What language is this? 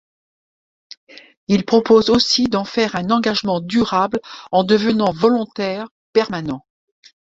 French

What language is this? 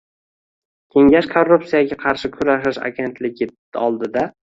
Uzbek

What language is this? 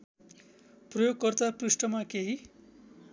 Nepali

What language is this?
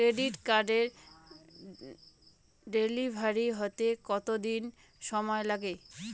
Bangla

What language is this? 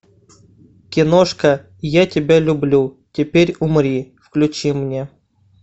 Russian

